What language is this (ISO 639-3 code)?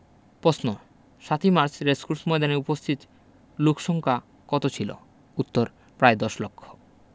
ben